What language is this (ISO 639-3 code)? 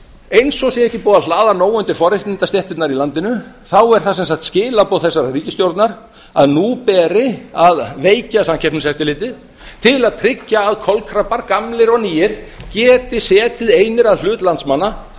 isl